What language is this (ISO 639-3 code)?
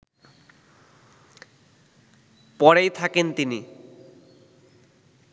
ben